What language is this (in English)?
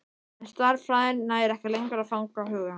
Icelandic